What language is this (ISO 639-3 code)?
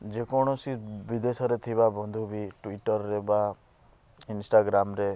ori